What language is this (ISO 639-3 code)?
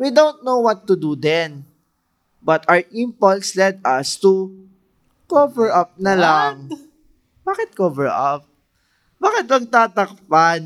fil